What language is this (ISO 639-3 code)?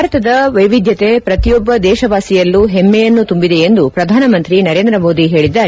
kan